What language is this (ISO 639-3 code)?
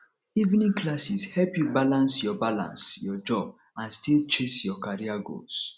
pcm